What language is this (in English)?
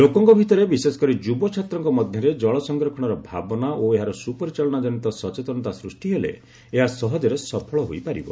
Odia